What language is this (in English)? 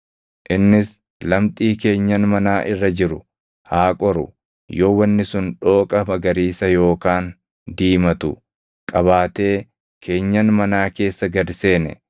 Oromo